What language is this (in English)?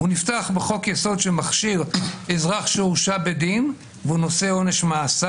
Hebrew